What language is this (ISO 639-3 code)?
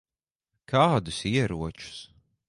lav